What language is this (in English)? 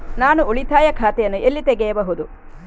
Kannada